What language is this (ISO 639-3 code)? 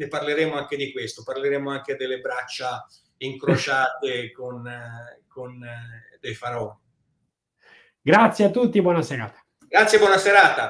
ita